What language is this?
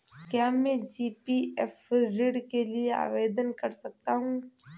Hindi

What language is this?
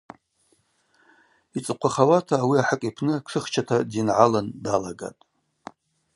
Abaza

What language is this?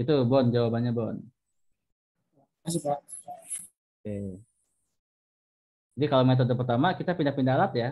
Indonesian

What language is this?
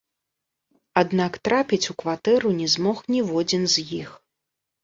Belarusian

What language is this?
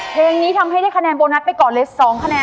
Thai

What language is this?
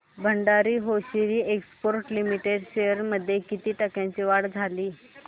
Marathi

